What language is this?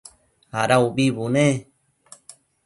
Matsés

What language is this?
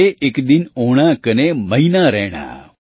Gujarati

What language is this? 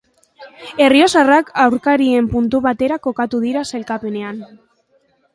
Basque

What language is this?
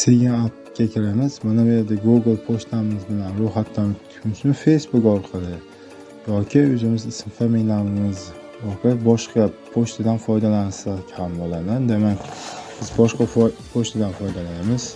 Turkish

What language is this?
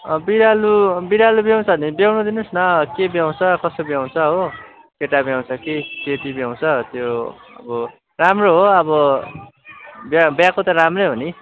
Nepali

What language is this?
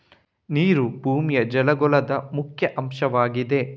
Kannada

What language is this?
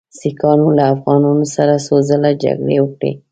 Pashto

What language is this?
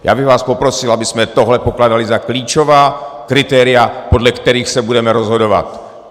Czech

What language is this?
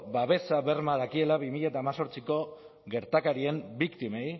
Basque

